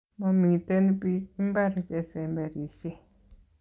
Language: Kalenjin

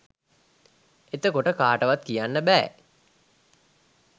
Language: Sinhala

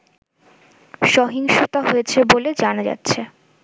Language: Bangla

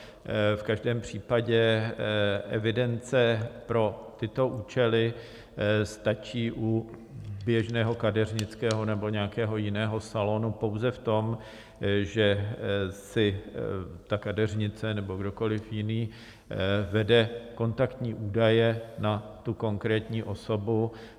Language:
Czech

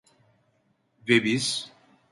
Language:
Turkish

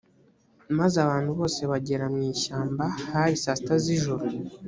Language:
Kinyarwanda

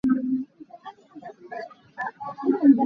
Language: Hakha Chin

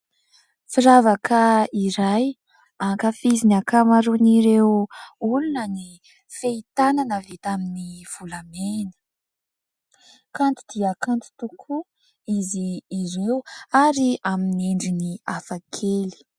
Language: Malagasy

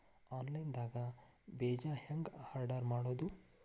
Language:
Kannada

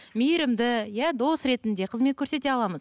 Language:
Kazakh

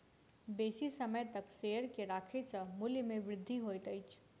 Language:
Maithili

